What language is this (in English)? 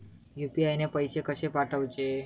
Marathi